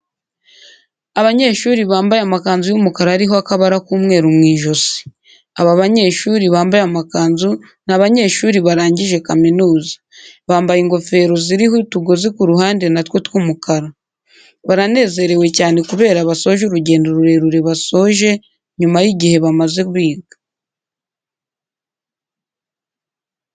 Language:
Kinyarwanda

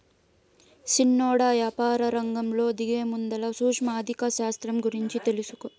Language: Telugu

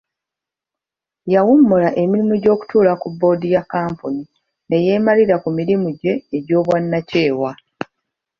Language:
Ganda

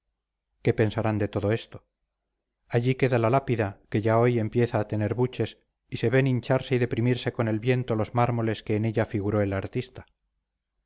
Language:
Spanish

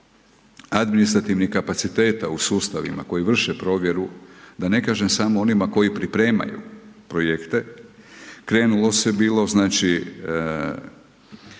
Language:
Croatian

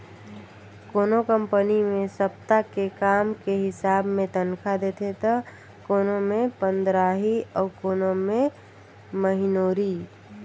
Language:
Chhattisgarhi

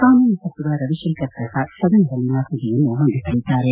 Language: Kannada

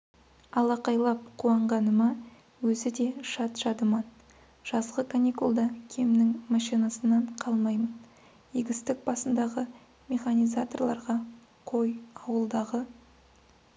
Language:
Kazakh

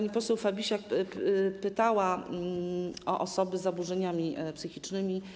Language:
Polish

